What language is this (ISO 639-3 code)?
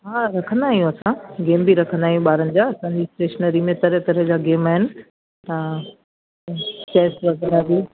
snd